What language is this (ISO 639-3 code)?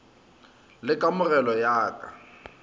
nso